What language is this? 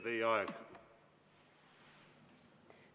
Estonian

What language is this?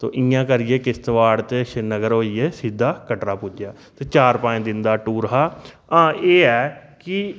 Dogri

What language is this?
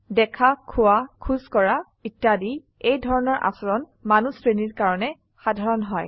Assamese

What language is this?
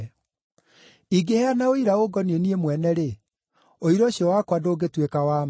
Kikuyu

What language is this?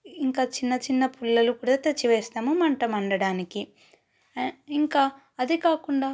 Telugu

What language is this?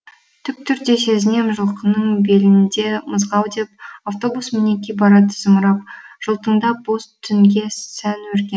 Kazakh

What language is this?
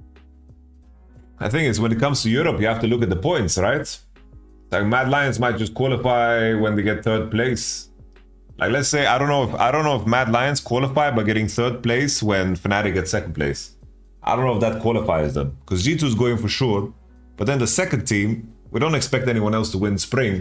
English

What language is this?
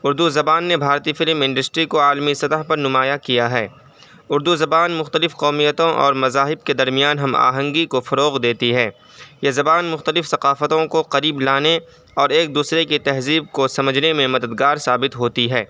Urdu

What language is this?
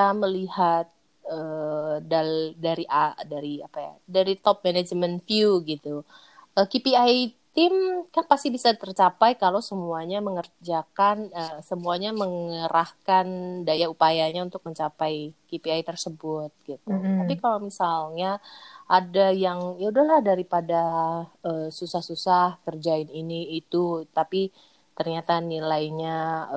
Indonesian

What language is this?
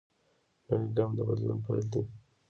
Pashto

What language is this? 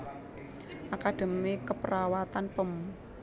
Javanese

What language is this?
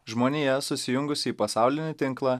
Lithuanian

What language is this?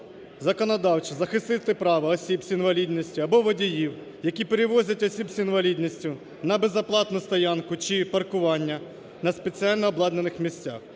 Ukrainian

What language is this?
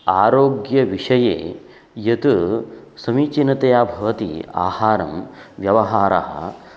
Sanskrit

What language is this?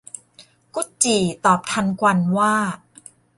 Thai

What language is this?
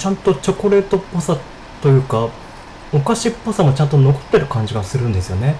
Japanese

